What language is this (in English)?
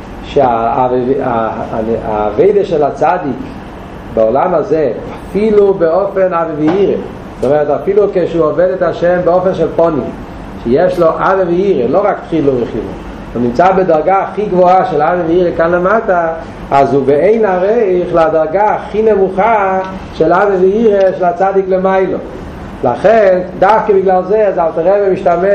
Hebrew